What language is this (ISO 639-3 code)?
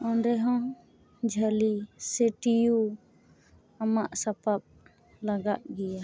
sat